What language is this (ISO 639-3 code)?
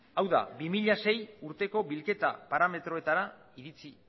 eus